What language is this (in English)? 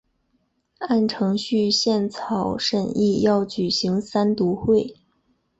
Chinese